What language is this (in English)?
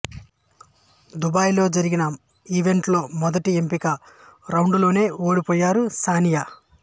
Telugu